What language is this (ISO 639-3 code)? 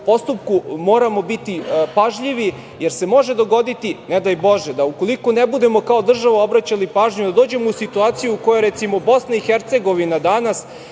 srp